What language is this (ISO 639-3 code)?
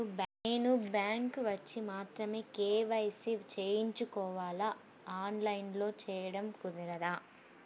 tel